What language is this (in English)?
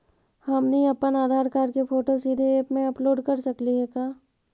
Magahi